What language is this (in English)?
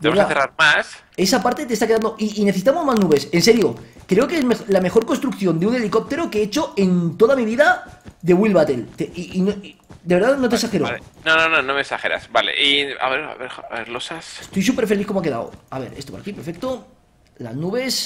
Spanish